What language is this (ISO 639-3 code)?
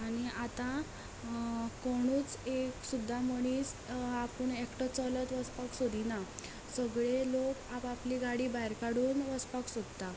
kok